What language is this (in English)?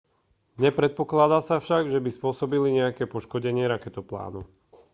Slovak